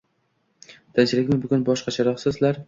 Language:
Uzbek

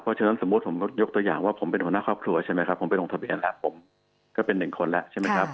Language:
Thai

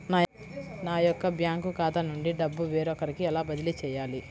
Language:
Telugu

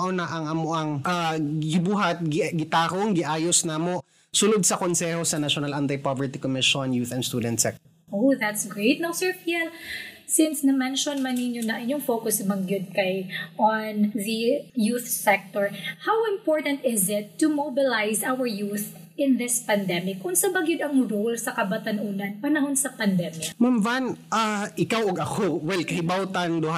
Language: Filipino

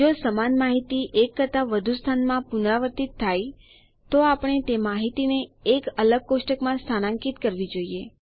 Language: Gujarati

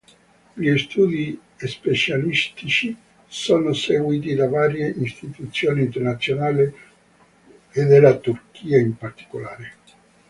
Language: Italian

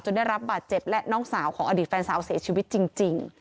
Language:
Thai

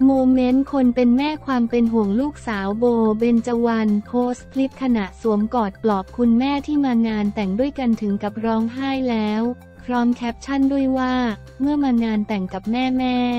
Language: Thai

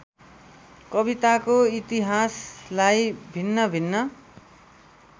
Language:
Nepali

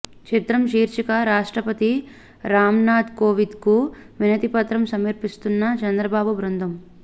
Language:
Telugu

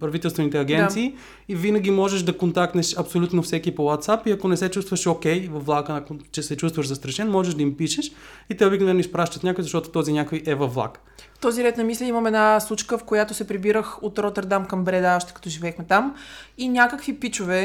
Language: Bulgarian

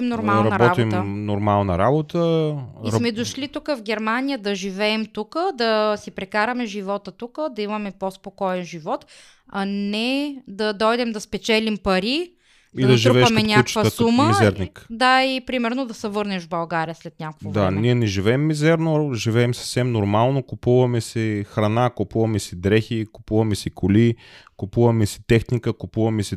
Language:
Bulgarian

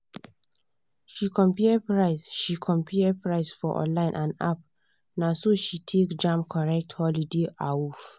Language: Nigerian Pidgin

